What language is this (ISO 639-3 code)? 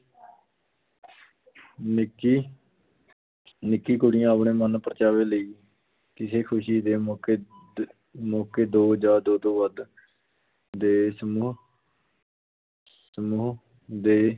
pan